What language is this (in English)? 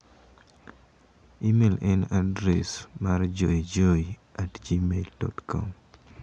Luo (Kenya and Tanzania)